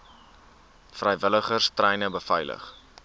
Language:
Afrikaans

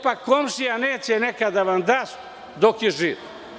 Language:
Serbian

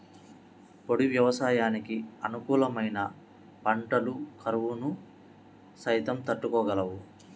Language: Telugu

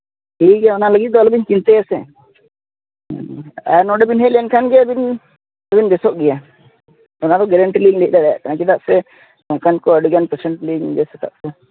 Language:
Santali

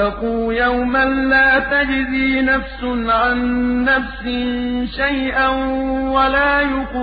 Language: Arabic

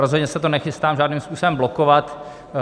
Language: Czech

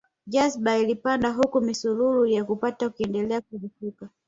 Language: Swahili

